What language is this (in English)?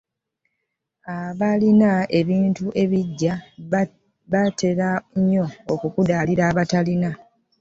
Ganda